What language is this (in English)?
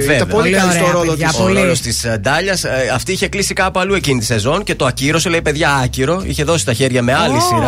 Greek